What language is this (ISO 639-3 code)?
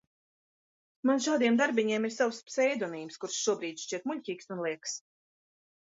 lav